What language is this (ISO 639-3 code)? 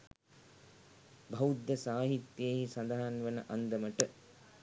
sin